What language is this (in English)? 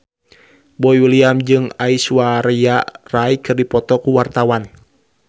Sundanese